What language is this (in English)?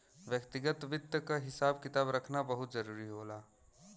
Bhojpuri